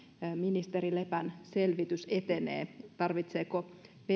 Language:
Finnish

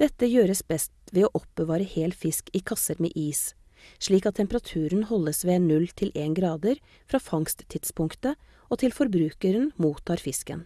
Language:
Norwegian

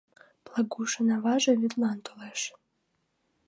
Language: Mari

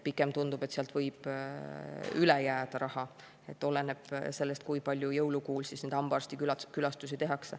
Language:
Estonian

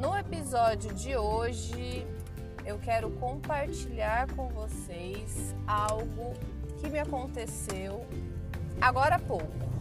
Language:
Portuguese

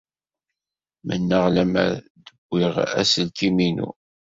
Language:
Kabyle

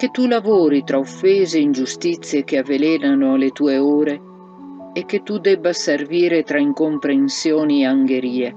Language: Italian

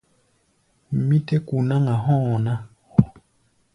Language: Gbaya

